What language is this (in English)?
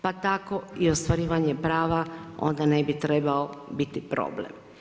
Croatian